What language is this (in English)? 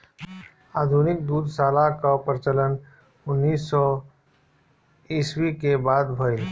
Bhojpuri